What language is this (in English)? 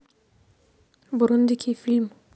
Russian